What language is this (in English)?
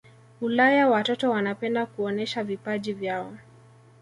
Swahili